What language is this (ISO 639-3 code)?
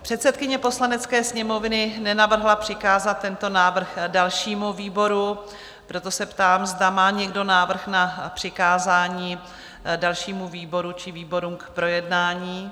ces